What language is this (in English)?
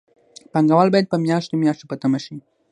Pashto